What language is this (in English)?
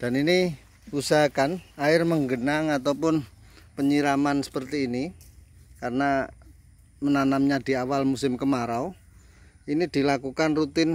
Indonesian